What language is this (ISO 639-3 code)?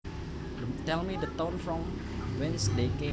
jav